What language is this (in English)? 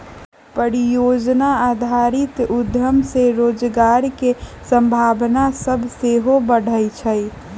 Magahi